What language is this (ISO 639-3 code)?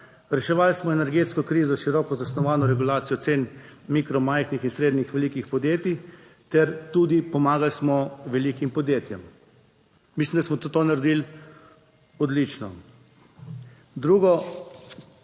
slv